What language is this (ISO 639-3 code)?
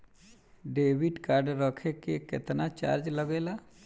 bho